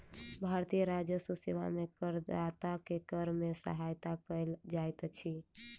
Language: Maithili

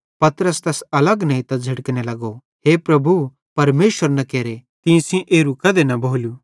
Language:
Bhadrawahi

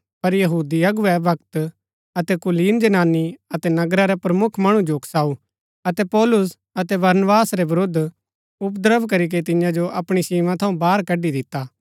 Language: Gaddi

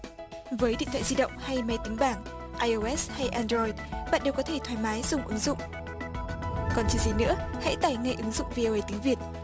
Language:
Vietnamese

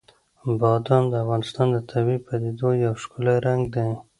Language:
Pashto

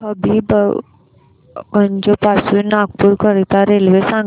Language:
Marathi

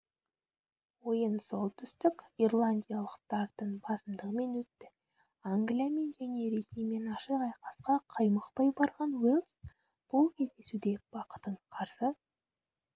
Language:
Kazakh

